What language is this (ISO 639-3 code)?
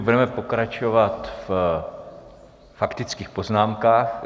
ces